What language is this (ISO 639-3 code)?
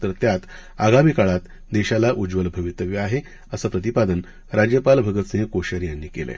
mar